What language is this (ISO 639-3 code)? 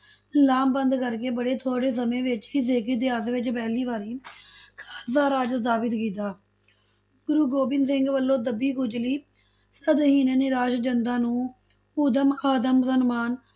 pan